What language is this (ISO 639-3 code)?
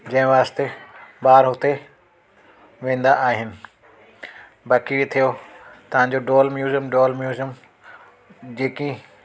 snd